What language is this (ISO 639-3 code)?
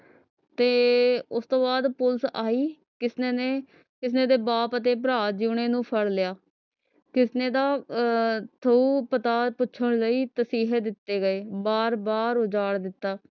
pan